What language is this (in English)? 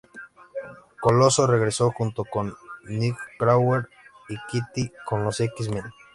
Spanish